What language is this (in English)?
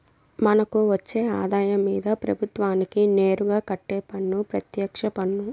Telugu